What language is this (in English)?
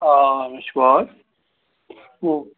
Kashmiri